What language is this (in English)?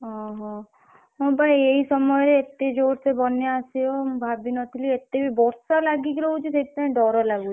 Odia